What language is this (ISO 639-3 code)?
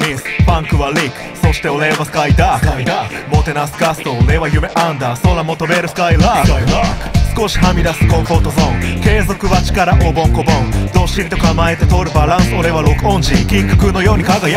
tur